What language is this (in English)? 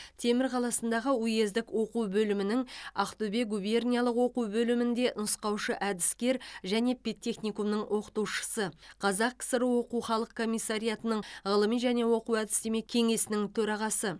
Kazakh